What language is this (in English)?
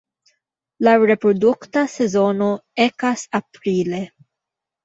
Esperanto